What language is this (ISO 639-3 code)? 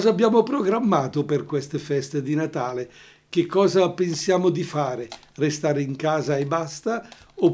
ita